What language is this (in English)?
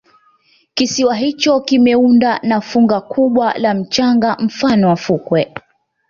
Swahili